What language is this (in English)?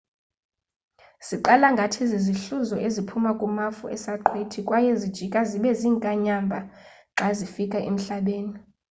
Xhosa